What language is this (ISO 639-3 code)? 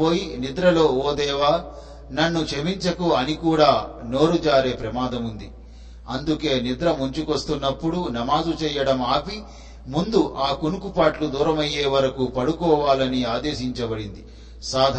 tel